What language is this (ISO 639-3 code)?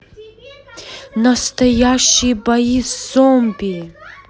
rus